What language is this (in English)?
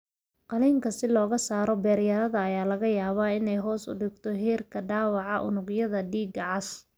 Somali